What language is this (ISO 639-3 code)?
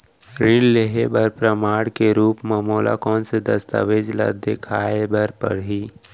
hne